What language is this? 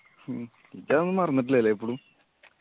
Malayalam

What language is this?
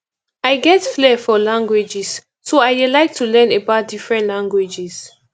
Nigerian Pidgin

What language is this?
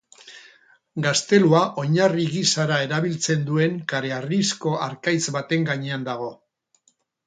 Basque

